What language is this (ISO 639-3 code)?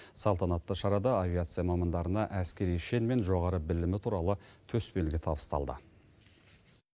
kaz